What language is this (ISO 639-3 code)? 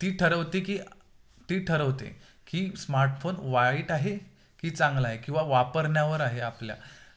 mar